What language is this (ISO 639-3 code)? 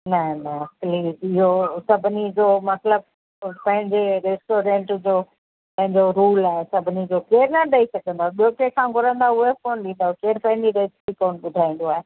snd